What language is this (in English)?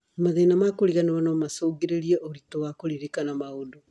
Kikuyu